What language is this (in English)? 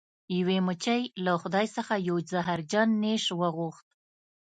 Pashto